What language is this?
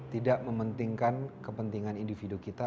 Indonesian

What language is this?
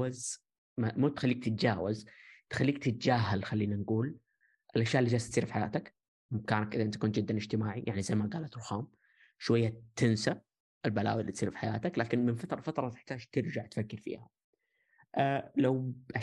Arabic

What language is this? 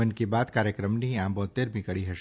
Gujarati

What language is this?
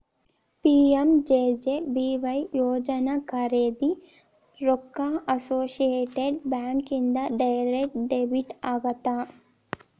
Kannada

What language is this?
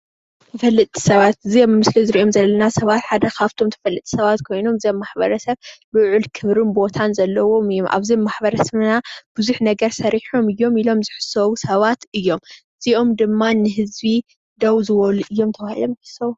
Tigrinya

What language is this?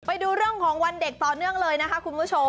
Thai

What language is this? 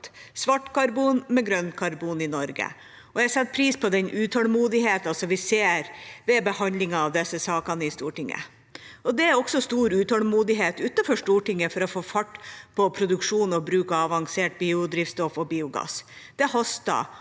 Norwegian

